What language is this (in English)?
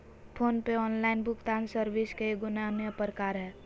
Magahi